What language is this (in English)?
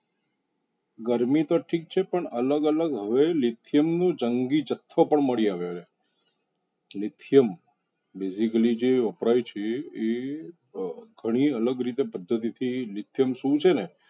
Gujarati